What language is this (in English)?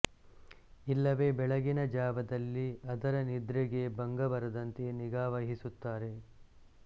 Kannada